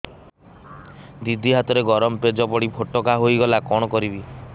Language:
Odia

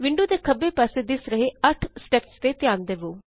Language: Punjabi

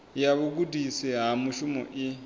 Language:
Venda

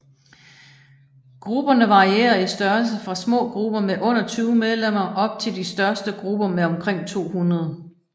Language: Danish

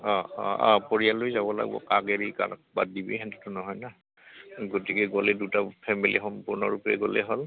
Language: Assamese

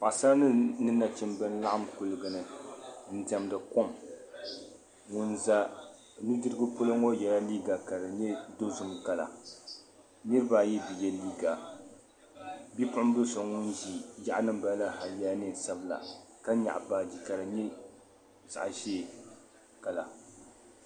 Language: Dagbani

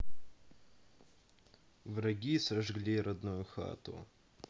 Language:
Russian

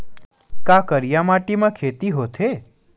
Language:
Chhattisgarhi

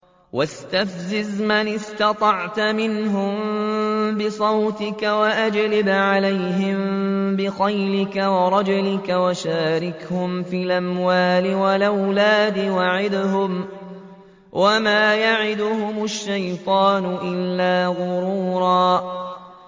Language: Arabic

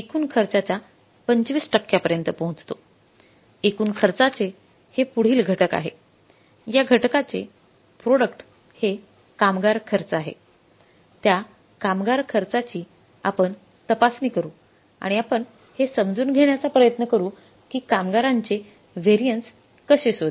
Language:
Marathi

